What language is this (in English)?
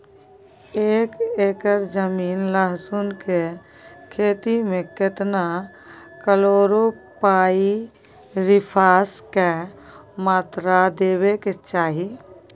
Maithili